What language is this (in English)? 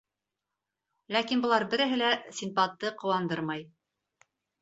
Bashkir